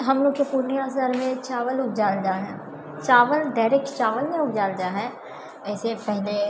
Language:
Maithili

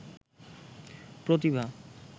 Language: Bangla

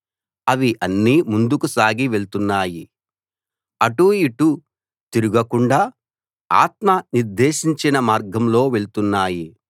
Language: Telugu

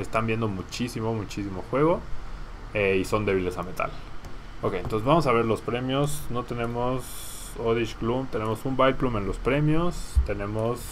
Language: Spanish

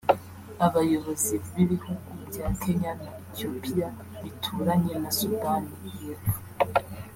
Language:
Kinyarwanda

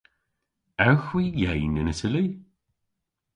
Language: Cornish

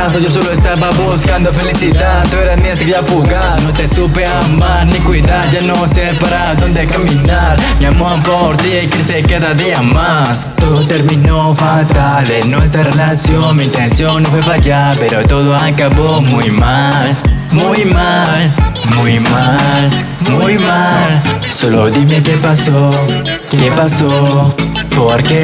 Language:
Japanese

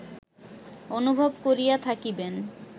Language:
Bangla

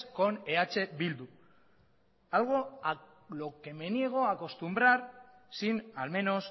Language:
Spanish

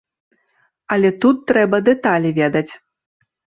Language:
Belarusian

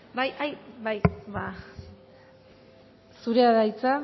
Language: Basque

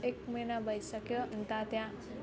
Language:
Nepali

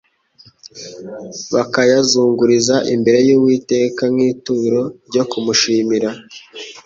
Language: Kinyarwanda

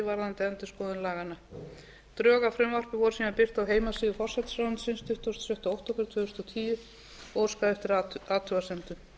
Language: Icelandic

